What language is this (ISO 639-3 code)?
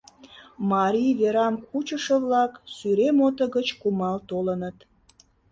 chm